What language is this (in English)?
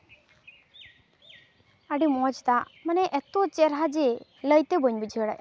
Santali